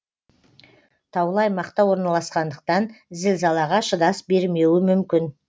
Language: Kazakh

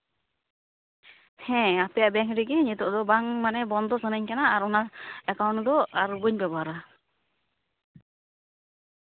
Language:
Santali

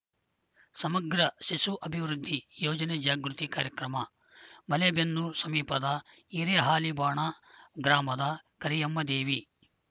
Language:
Kannada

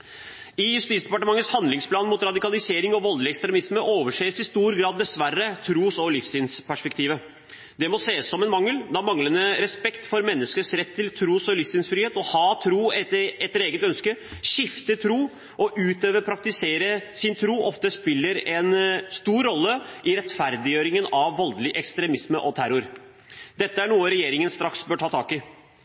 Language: Norwegian Bokmål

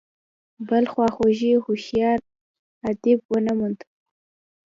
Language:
Pashto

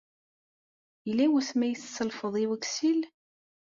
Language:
Kabyle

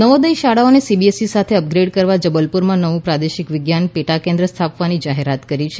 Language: Gujarati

